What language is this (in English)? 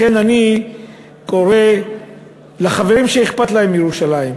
Hebrew